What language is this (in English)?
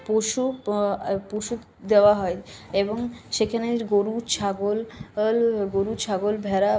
Bangla